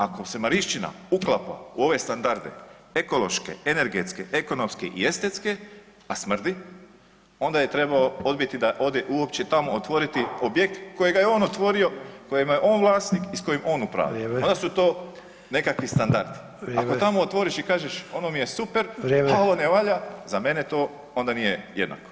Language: Croatian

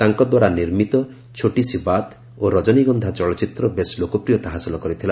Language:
Odia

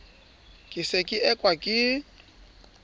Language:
Southern Sotho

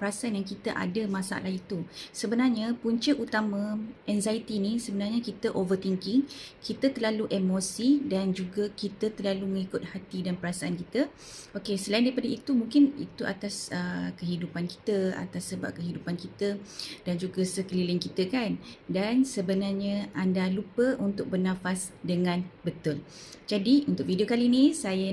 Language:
Malay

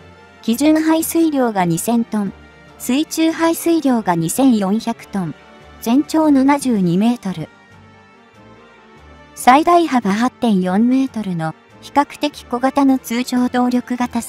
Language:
Japanese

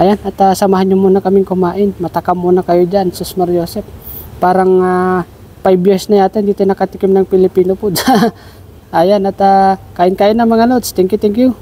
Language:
Filipino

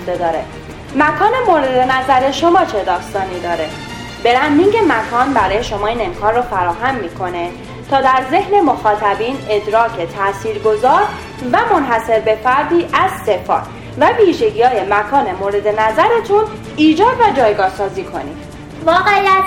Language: Persian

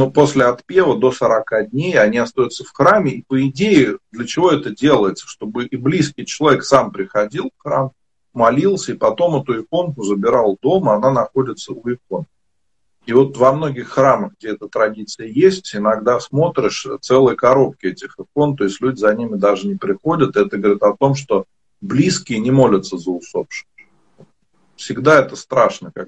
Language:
Russian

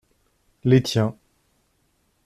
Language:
French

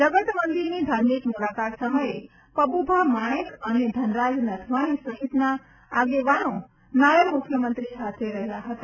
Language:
Gujarati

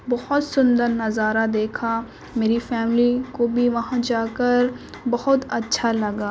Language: Urdu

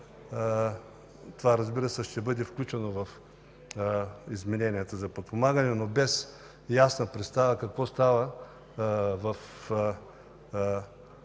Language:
Bulgarian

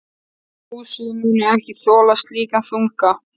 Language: Icelandic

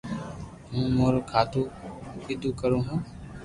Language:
Loarki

